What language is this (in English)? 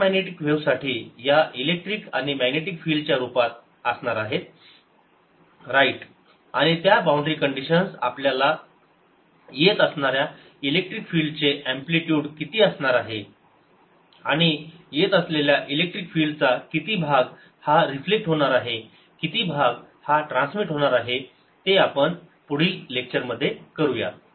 Marathi